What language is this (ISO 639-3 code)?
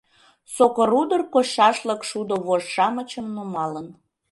chm